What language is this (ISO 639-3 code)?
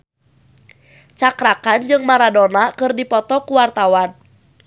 sun